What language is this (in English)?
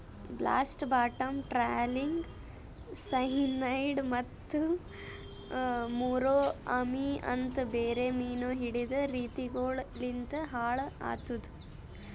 Kannada